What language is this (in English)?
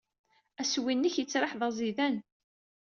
Kabyle